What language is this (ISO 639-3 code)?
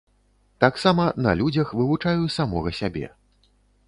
bel